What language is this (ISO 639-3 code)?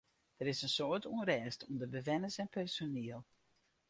fry